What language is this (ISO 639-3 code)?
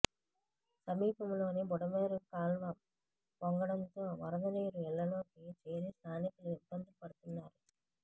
tel